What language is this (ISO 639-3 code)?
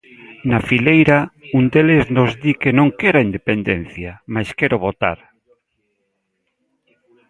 glg